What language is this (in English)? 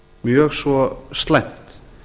Icelandic